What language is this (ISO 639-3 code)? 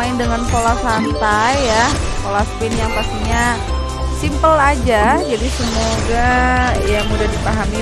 ind